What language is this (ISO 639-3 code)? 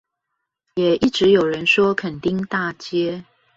zho